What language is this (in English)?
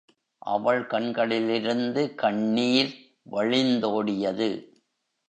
Tamil